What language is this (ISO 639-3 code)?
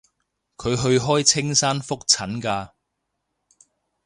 yue